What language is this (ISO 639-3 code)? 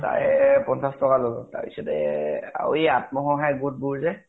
asm